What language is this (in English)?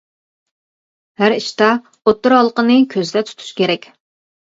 Uyghur